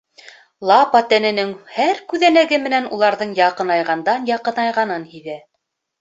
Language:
Bashkir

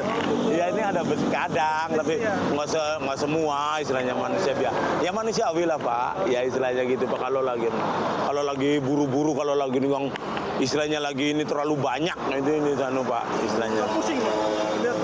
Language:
Indonesian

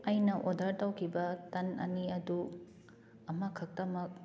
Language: Manipuri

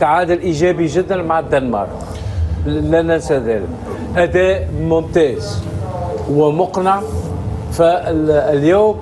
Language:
Arabic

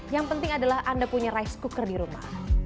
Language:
Indonesian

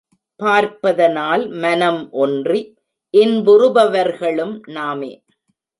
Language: Tamil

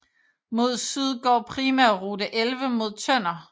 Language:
Danish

